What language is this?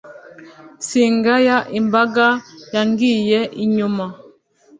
Kinyarwanda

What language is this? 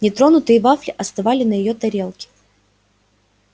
Russian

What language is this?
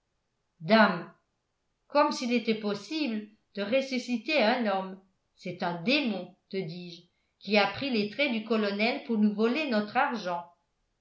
French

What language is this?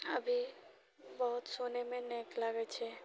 Maithili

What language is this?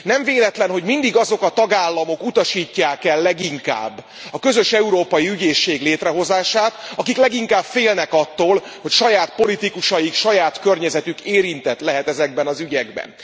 Hungarian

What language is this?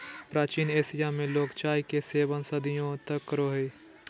Magahi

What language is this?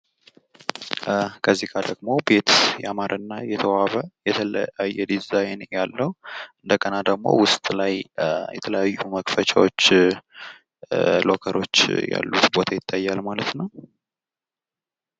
Amharic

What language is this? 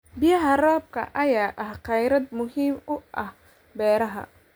Somali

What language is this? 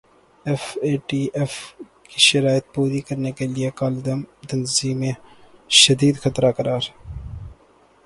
Urdu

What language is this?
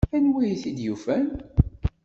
Kabyle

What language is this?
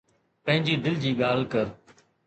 Sindhi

